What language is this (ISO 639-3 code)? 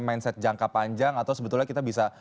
ind